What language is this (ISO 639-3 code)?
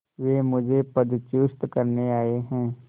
hin